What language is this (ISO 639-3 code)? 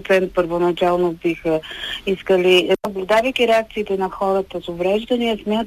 bul